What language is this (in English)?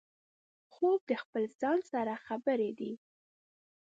Pashto